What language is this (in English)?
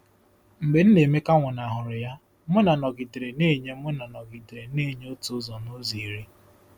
Igbo